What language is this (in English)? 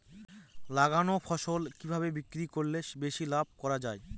Bangla